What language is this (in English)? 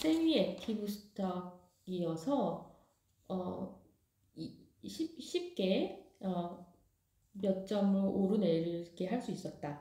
Korean